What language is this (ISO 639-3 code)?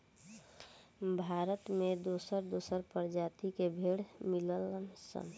bho